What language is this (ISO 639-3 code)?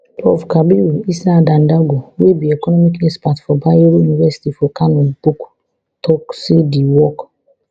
pcm